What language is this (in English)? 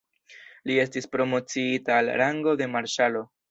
Esperanto